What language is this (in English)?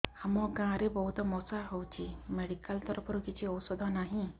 Odia